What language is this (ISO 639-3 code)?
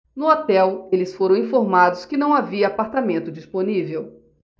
por